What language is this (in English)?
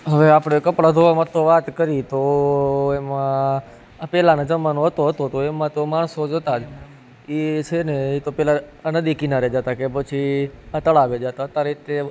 Gujarati